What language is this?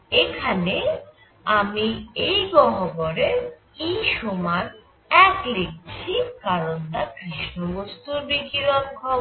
Bangla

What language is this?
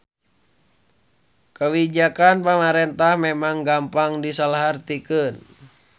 Sundanese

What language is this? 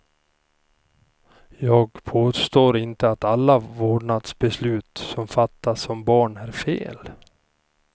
Swedish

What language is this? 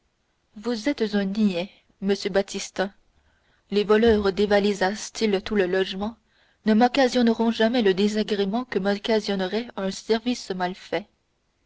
French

